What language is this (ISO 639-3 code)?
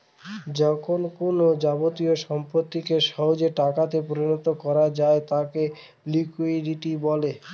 ben